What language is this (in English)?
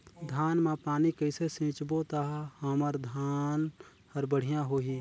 Chhattisgarhi